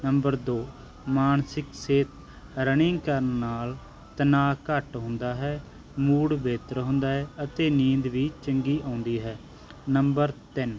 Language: Punjabi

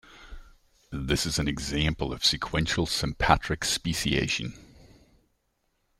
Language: English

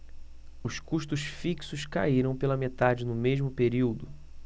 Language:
Portuguese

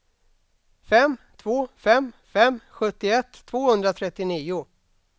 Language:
Swedish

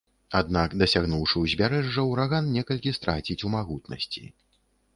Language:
Belarusian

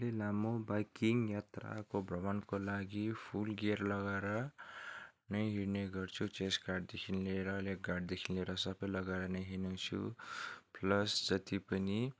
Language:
Nepali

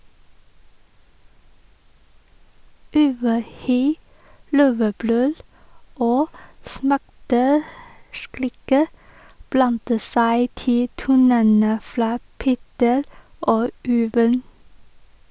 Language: Norwegian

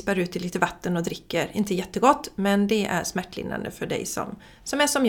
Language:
Swedish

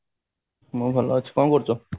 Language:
Odia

